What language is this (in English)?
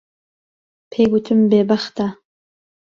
Central Kurdish